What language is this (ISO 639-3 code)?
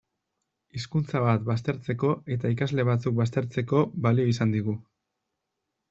eus